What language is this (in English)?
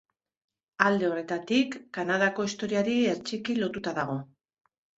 Basque